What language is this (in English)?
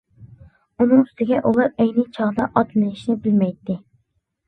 Uyghur